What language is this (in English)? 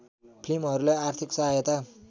Nepali